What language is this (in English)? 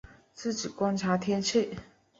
Chinese